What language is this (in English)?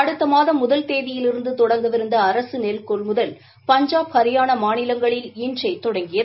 Tamil